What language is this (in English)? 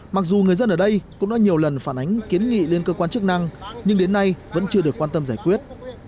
Vietnamese